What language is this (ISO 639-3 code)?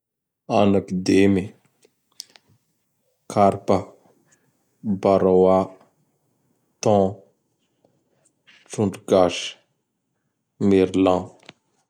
bhr